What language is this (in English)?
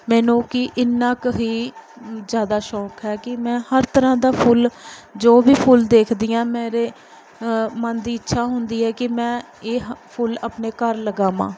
Punjabi